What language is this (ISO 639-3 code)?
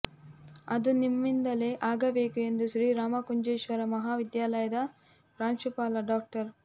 kan